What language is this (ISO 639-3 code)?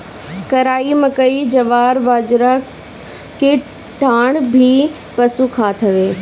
bho